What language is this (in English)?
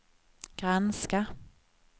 Swedish